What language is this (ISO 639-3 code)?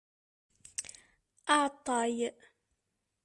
kab